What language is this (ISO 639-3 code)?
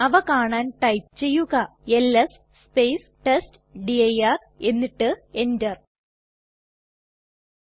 mal